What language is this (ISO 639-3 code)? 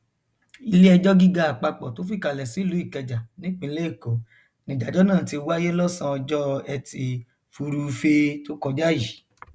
yor